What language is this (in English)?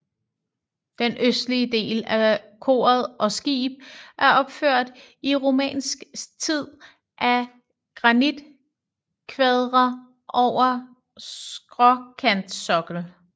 Danish